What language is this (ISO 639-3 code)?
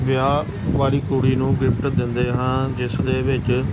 pan